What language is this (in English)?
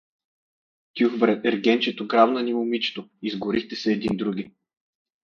Bulgarian